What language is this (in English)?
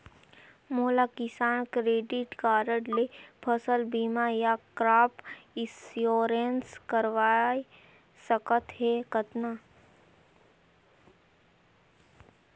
Chhattisgarhi